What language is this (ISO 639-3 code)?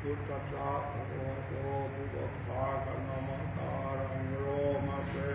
tha